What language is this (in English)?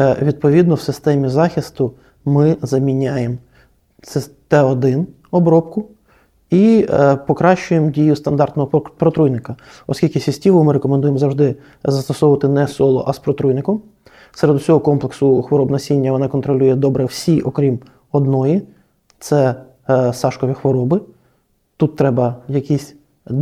Ukrainian